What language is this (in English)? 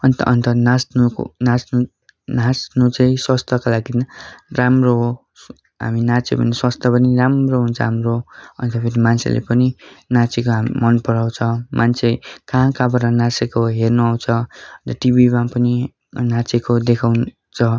Nepali